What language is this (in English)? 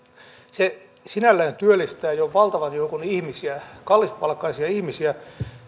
Finnish